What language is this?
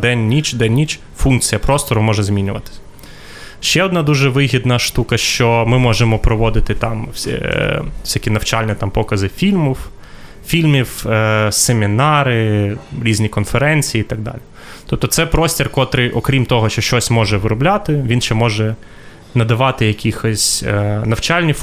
Ukrainian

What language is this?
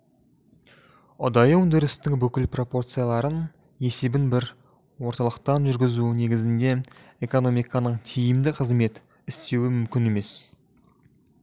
Kazakh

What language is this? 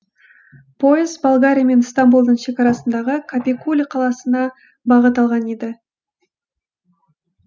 Kazakh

